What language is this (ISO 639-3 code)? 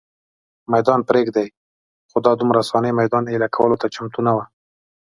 pus